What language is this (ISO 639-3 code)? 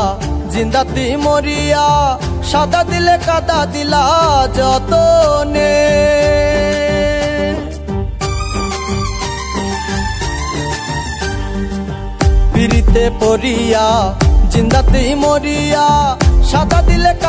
ben